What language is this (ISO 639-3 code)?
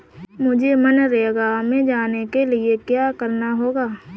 hin